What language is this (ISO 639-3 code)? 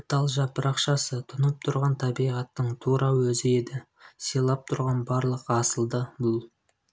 kaz